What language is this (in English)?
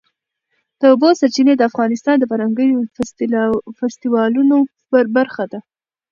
Pashto